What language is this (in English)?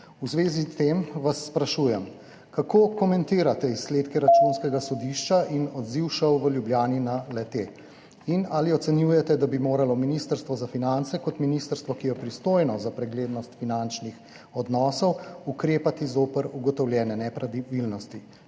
Slovenian